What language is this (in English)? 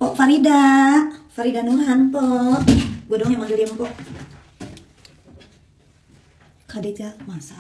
Indonesian